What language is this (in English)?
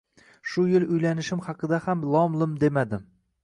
Uzbek